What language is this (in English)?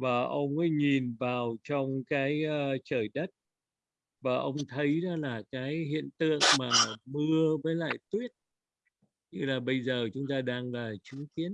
Vietnamese